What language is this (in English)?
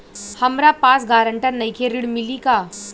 Bhojpuri